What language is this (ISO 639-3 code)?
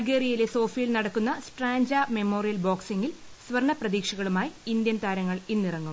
mal